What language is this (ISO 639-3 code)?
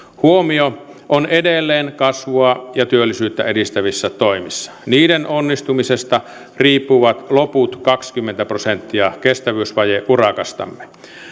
fin